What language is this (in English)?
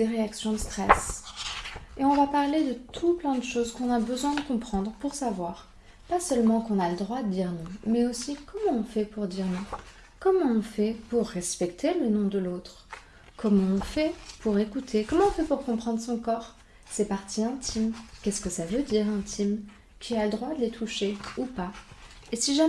French